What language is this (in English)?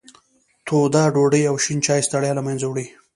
Pashto